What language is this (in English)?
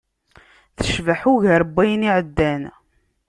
Kabyle